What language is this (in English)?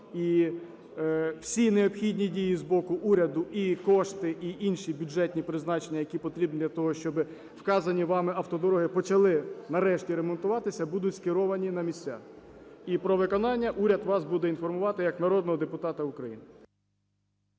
Ukrainian